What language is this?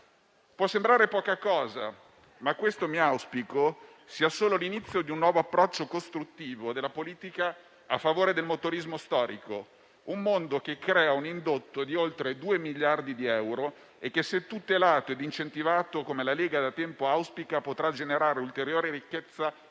Italian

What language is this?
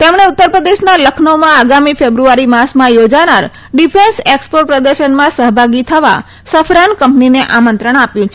Gujarati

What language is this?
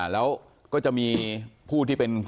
Thai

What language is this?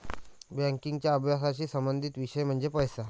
Marathi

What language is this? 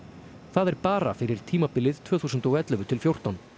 Icelandic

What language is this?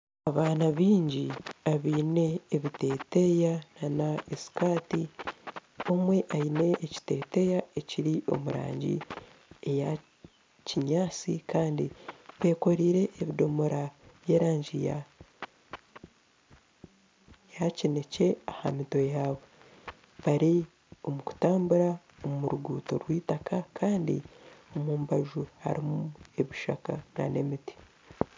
Nyankole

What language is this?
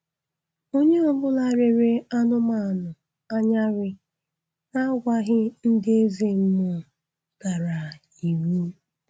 Igbo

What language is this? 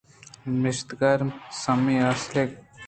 Eastern Balochi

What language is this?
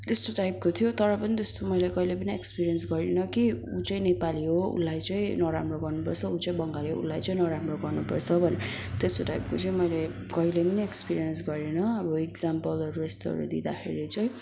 Nepali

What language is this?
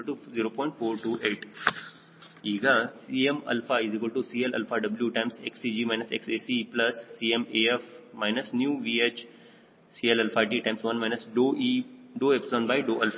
Kannada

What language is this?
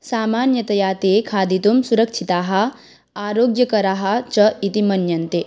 Sanskrit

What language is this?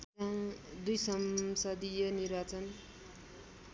Nepali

